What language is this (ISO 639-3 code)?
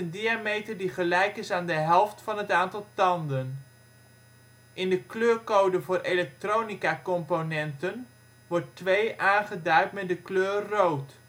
nld